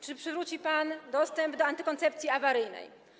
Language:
Polish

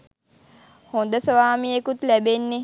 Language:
Sinhala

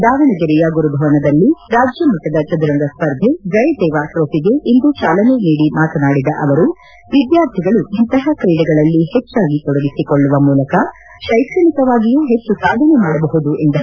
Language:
Kannada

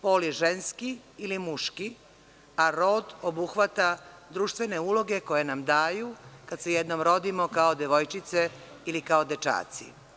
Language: Serbian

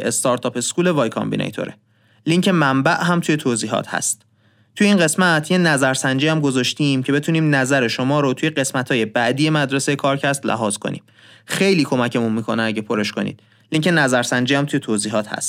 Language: Persian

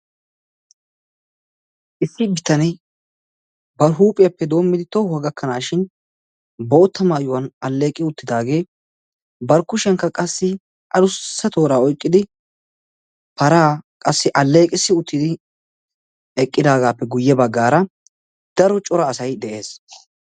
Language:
Wolaytta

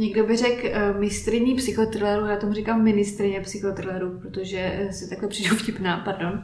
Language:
Czech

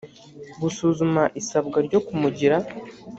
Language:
Kinyarwanda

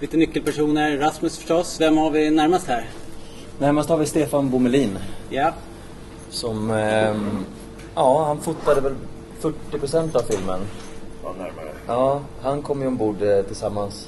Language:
Swedish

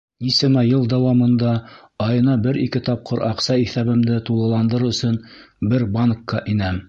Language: Bashkir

